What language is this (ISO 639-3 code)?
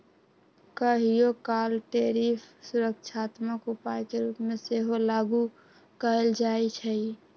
mag